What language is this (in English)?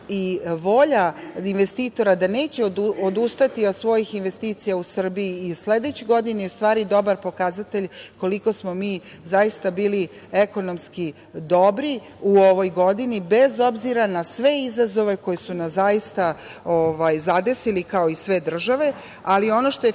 Serbian